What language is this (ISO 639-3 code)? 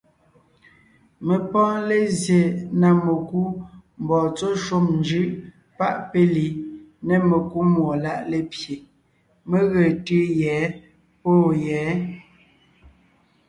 nnh